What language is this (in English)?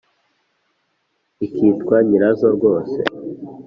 Kinyarwanda